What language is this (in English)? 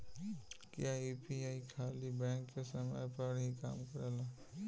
Bhojpuri